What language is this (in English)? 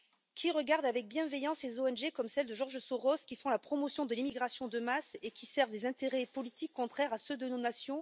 French